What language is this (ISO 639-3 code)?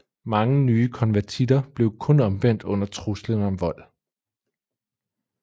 dan